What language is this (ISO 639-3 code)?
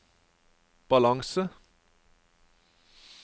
nor